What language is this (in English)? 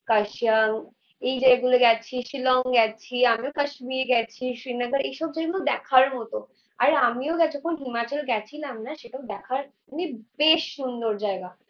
Bangla